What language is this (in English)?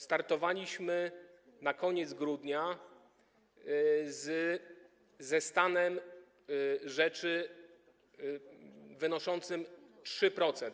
Polish